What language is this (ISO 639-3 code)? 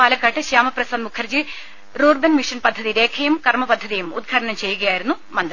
mal